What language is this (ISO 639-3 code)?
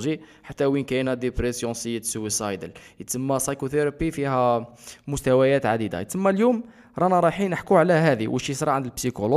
ara